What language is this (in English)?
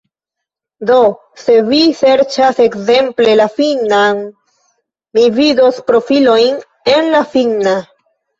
Esperanto